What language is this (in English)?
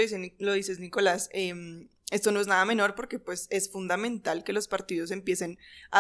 Spanish